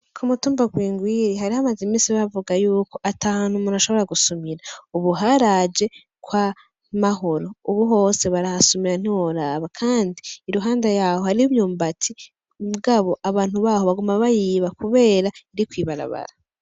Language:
Rundi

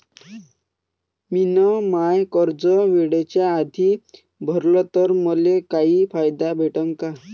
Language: Marathi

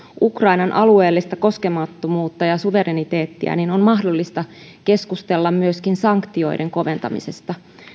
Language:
Finnish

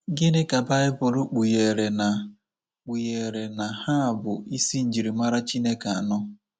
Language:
Igbo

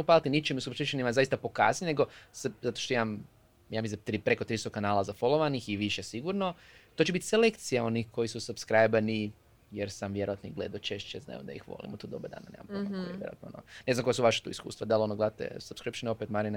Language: Croatian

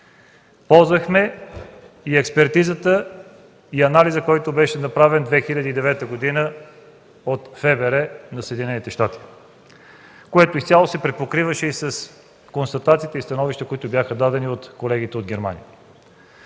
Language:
Bulgarian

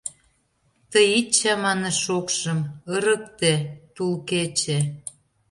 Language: Mari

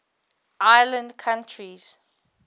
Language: English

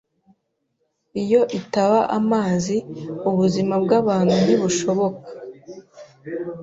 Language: Kinyarwanda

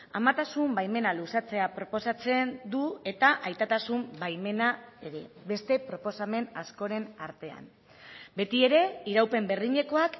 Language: Basque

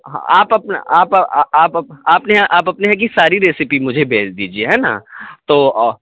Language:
Urdu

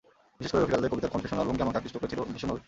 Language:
Bangla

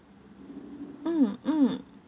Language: English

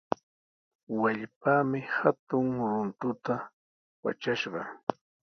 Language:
Sihuas Ancash Quechua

